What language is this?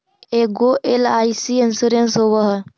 Magahi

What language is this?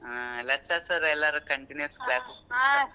Kannada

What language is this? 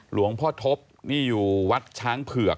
Thai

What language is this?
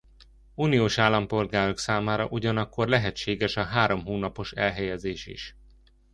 Hungarian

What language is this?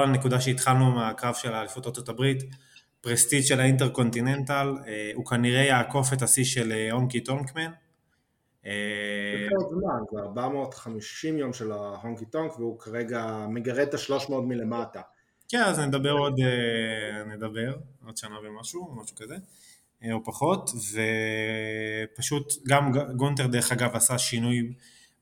Hebrew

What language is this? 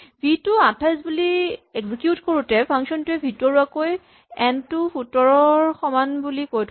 Assamese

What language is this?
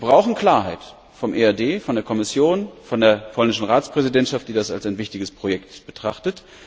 German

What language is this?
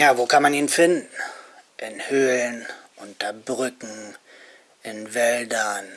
German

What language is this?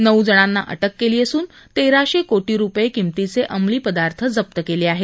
Marathi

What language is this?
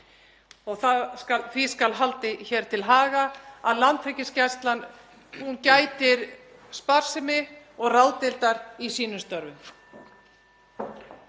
Icelandic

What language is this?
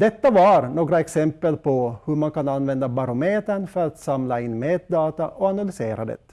Swedish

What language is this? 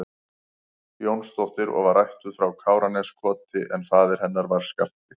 Icelandic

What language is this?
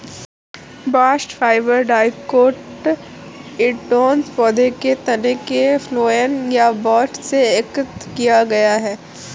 Hindi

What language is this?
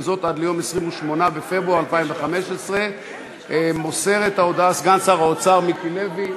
Hebrew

